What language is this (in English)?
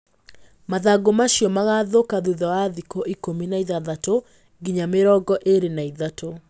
Kikuyu